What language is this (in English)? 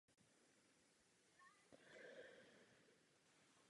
Czech